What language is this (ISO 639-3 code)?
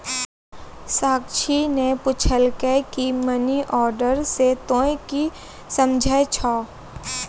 mai